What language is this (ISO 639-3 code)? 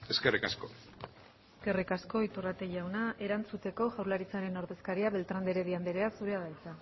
eus